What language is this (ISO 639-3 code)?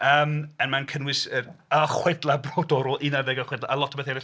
cym